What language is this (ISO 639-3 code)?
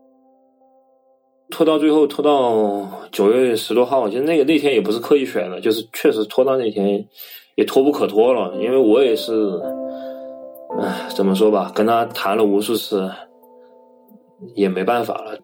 zho